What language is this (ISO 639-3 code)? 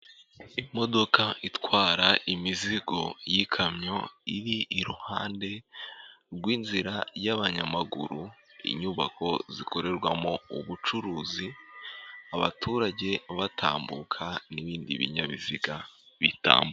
kin